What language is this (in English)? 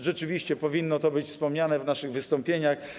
Polish